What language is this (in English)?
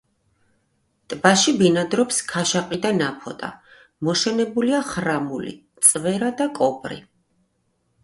Georgian